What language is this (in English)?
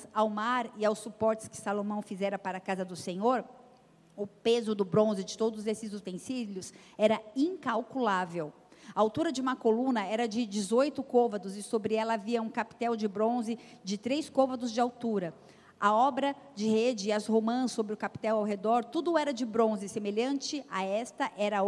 Portuguese